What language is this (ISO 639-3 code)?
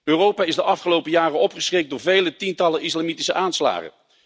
nld